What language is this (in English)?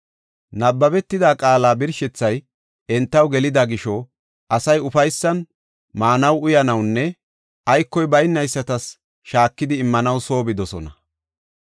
Gofa